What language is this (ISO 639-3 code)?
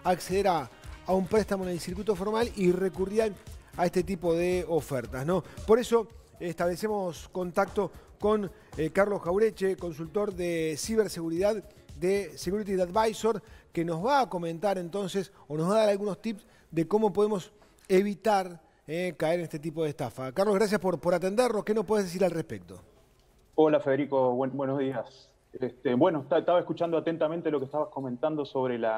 spa